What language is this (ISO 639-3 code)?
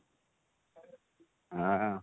ori